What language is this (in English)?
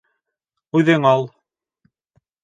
Bashkir